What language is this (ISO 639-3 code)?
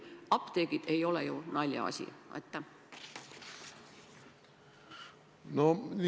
est